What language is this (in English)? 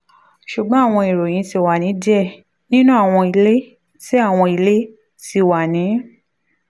Yoruba